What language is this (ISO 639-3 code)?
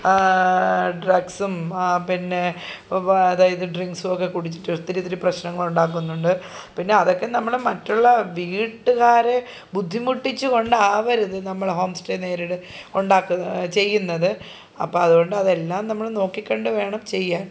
mal